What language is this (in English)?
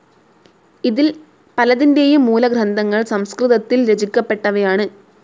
Malayalam